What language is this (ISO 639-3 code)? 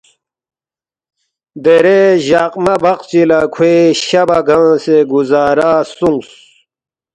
bft